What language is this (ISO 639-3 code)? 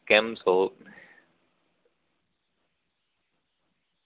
guj